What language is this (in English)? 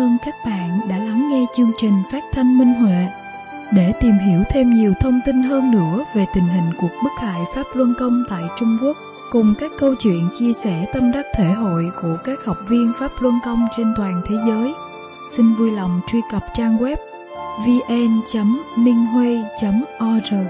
Vietnamese